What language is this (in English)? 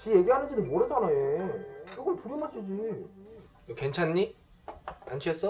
Korean